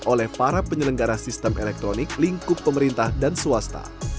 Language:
Indonesian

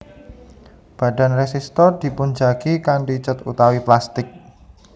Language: Javanese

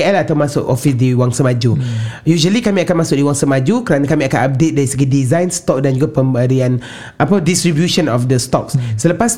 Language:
Malay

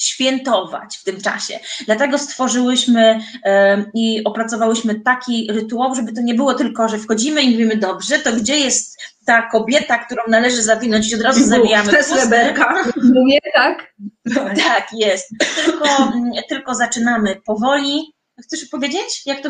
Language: Polish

